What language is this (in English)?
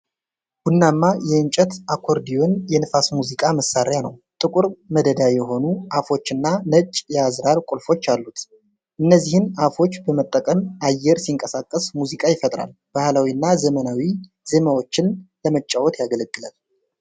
Amharic